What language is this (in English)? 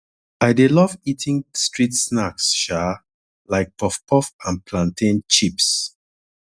Nigerian Pidgin